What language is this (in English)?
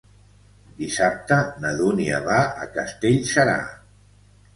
Catalan